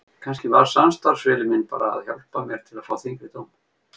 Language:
Icelandic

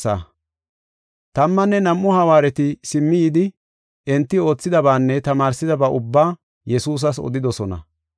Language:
Gofa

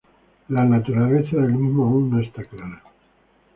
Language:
Spanish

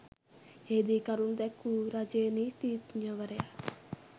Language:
Sinhala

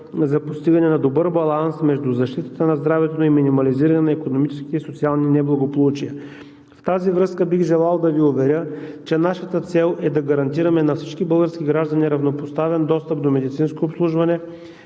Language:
Bulgarian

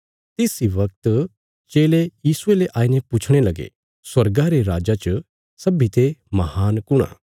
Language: Bilaspuri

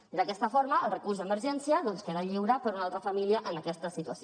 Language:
Catalan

